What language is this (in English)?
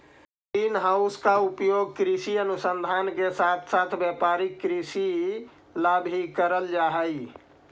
Magahi